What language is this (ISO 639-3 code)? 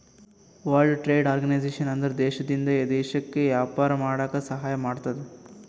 kan